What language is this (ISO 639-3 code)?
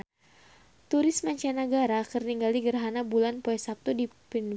sun